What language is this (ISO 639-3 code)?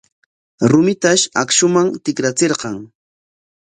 qwa